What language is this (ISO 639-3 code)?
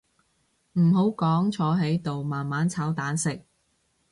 yue